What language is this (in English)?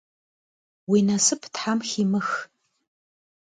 Kabardian